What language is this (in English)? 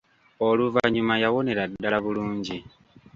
Ganda